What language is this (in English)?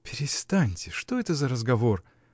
Russian